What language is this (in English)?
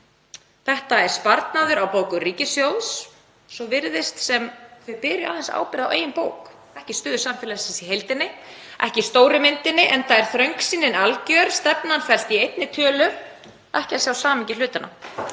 Icelandic